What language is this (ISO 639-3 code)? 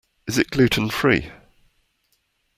eng